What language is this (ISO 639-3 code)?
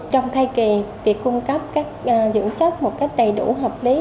vie